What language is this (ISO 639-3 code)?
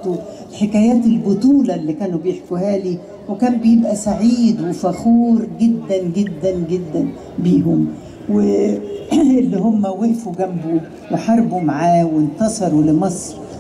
ara